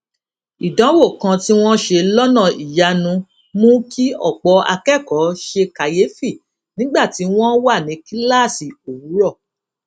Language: Yoruba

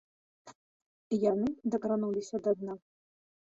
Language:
Belarusian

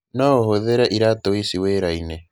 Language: Kikuyu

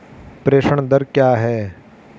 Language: Hindi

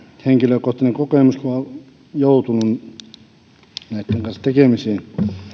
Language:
Finnish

